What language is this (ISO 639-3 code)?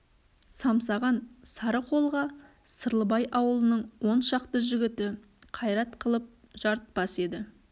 kaz